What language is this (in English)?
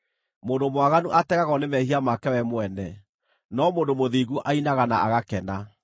Kikuyu